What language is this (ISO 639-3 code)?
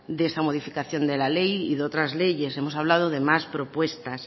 spa